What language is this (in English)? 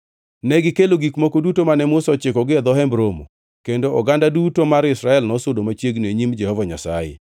Luo (Kenya and Tanzania)